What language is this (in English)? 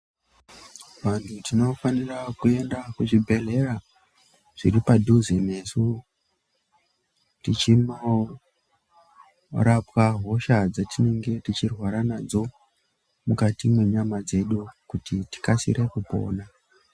Ndau